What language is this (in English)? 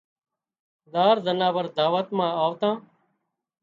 Wadiyara Koli